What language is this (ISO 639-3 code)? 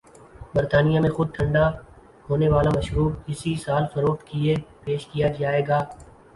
urd